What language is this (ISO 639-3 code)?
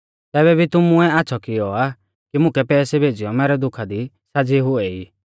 bfz